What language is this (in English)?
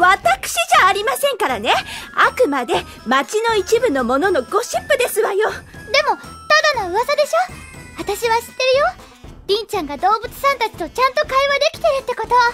Japanese